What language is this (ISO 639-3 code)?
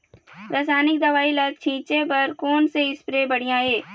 hne